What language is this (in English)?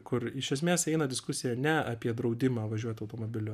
Lithuanian